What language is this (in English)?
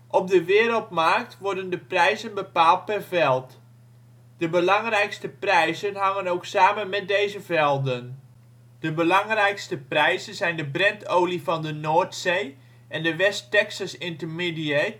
Dutch